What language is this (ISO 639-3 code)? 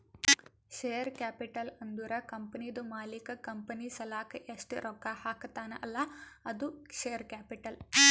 kan